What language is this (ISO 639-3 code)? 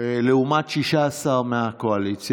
heb